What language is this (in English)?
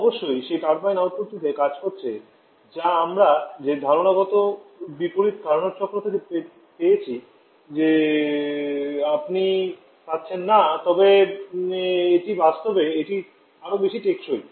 Bangla